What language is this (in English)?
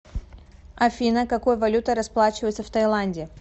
Russian